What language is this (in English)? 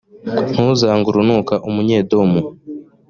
Kinyarwanda